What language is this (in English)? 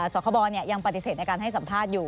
Thai